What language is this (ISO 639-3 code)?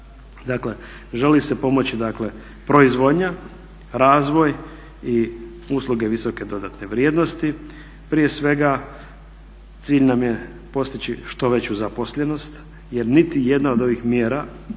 hrv